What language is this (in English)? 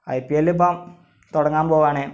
Malayalam